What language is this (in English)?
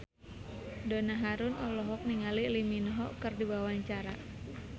Sundanese